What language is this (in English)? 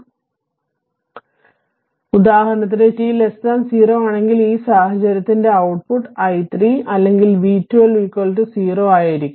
Malayalam